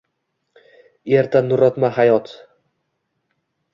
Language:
Uzbek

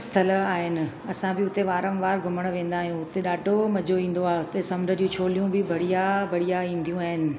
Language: Sindhi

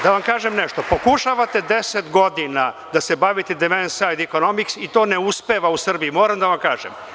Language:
Serbian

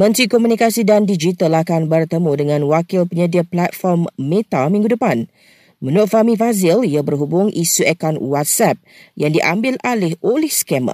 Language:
Malay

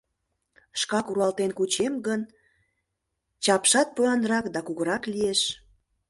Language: Mari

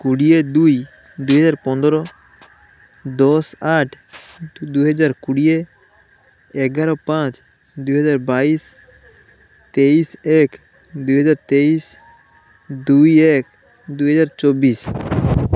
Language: Odia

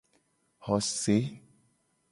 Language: Gen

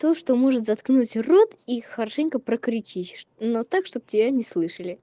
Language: Russian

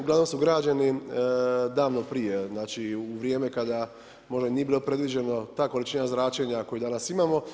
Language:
Croatian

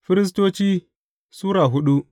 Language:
Hausa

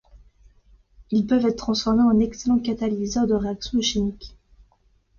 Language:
French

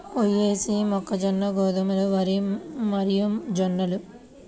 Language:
Telugu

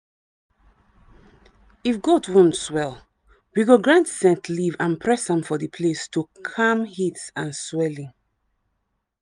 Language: Nigerian Pidgin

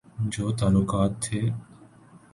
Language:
Urdu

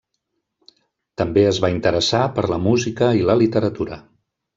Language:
Catalan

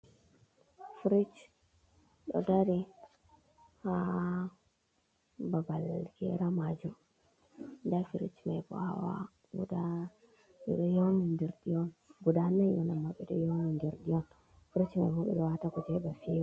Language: Fula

